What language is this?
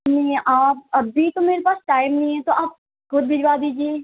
Urdu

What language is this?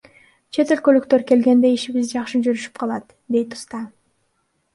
Kyrgyz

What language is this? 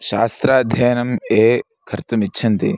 Sanskrit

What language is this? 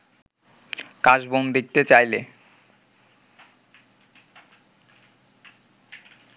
Bangla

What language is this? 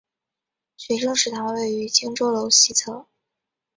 Chinese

